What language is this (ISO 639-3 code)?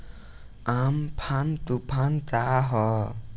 bho